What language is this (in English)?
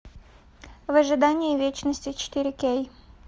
Russian